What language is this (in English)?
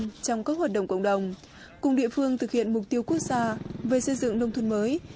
Vietnamese